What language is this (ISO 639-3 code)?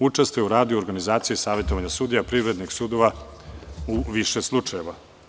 srp